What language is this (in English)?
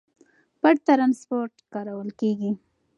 Pashto